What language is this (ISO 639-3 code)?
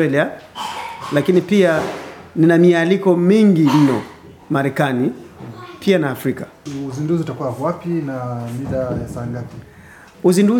swa